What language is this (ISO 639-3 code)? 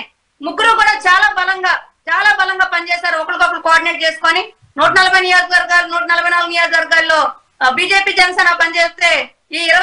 tel